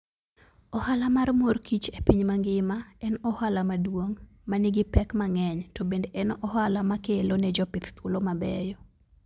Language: Luo (Kenya and Tanzania)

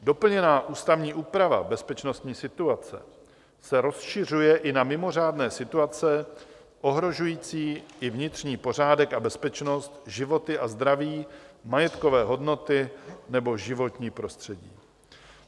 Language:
Czech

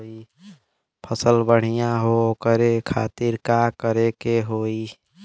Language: Bhojpuri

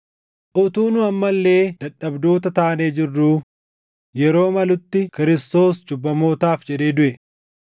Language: Oromo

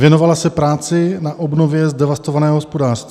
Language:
Czech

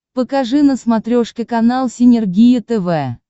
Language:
Russian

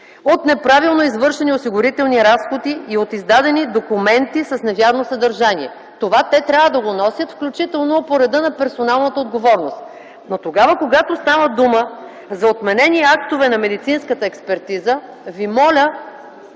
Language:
Bulgarian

